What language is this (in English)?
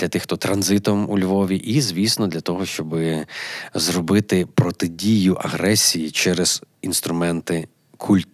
Ukrainian